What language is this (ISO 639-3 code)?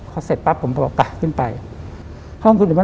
tha